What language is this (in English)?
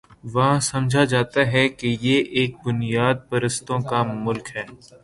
Urdu